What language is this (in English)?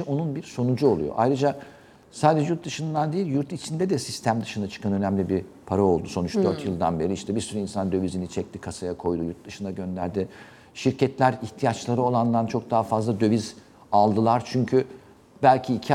Turkish